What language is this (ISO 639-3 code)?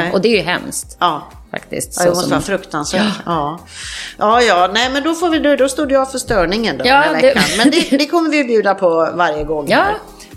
swe